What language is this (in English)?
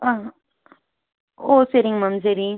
Tamil